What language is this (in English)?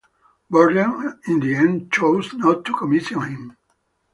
English